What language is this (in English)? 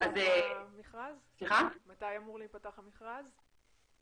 Hebrew